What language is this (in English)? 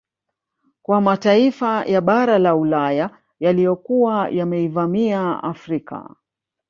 Swahili